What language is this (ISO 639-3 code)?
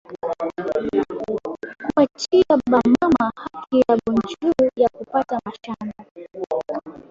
swa